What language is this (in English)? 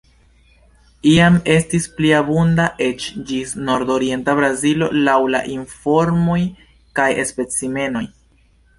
Esperanto